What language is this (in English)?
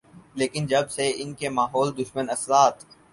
Urdu